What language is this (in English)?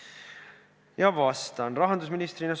Estonian